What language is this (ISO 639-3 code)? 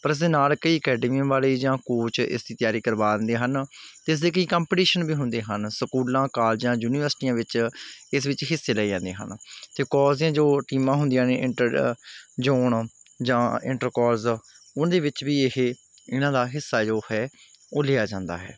pan